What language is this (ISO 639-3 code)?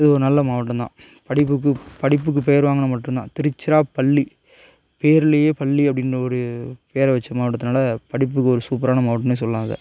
tam